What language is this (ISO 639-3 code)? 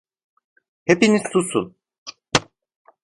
tur